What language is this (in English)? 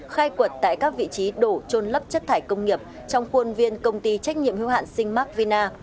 Vietnamese